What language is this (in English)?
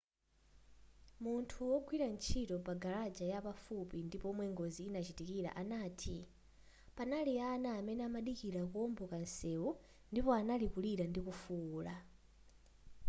Nyanja